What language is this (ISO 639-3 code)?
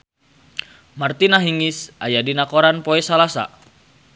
sun